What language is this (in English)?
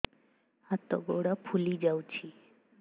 Odia